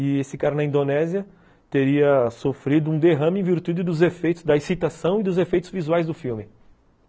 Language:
Portuguese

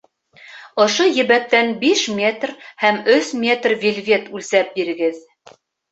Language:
Bashkir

